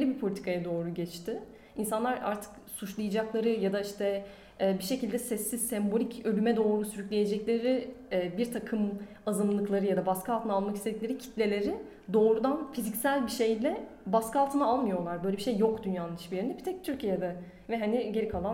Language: Turkish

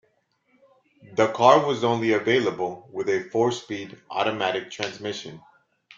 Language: English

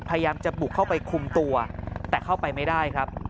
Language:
Thai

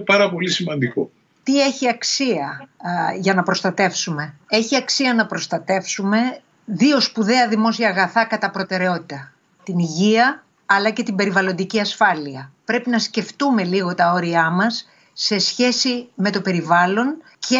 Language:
Greek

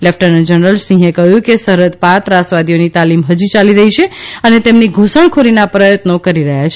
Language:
Gujarati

